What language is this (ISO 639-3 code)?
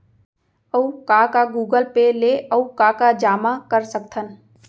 hne